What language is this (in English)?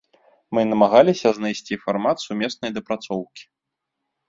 Belarusian